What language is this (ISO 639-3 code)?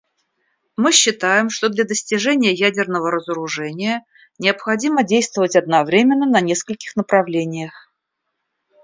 rus